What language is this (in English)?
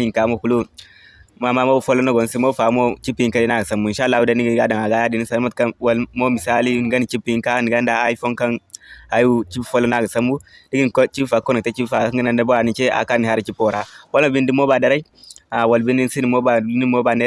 Indonesian